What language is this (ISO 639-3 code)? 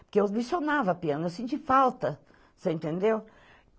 por